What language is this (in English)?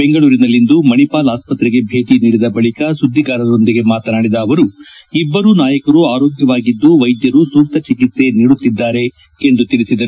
Kannada